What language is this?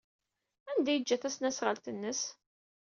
Kabyle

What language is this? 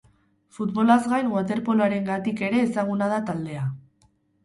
Basque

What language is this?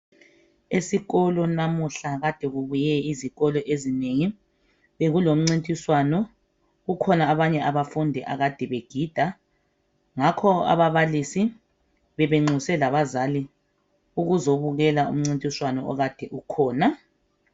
North Ndebele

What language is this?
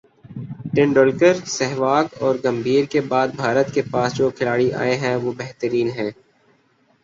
Urdu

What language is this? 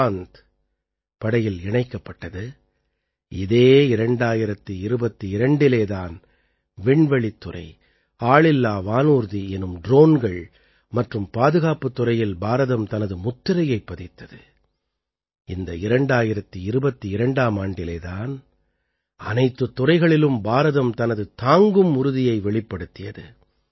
Tamil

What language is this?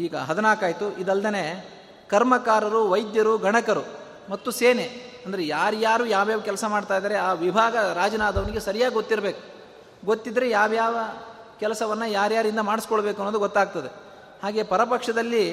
Kannada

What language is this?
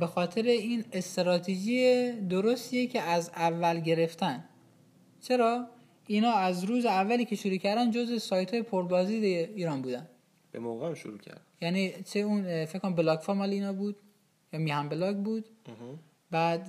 Persian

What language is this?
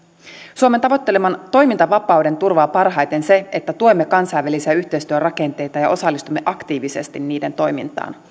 Finnish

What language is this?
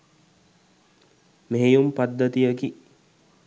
Sinhala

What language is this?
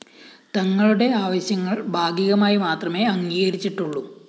Malayalam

